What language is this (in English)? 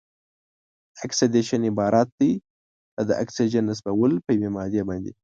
Pashto